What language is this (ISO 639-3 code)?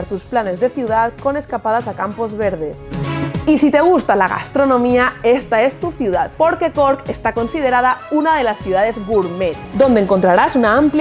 spa